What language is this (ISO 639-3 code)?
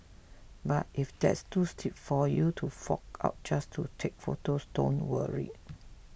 eng